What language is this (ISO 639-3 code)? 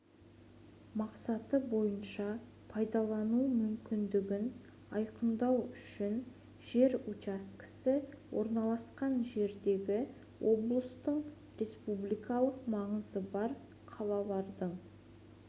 kaz